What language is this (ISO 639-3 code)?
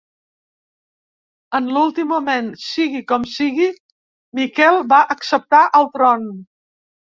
cat